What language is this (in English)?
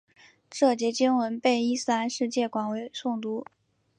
Chinese